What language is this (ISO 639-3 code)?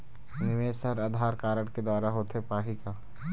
hne